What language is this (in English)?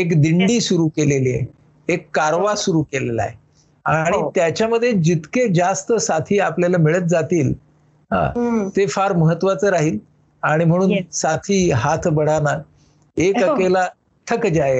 Marathi